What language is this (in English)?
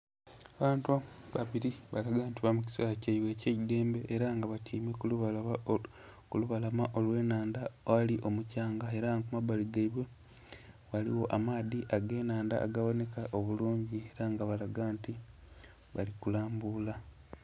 Soga